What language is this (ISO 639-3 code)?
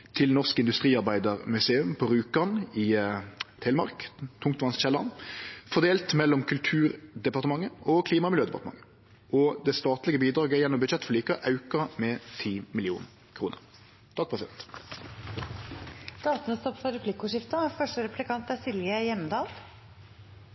nno